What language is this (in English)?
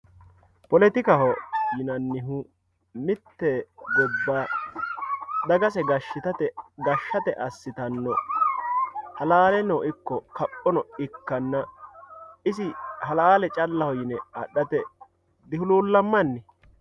Sidamo